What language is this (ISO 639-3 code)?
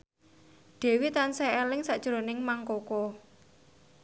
jav